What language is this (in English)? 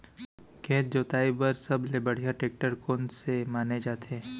Chhattisgarhi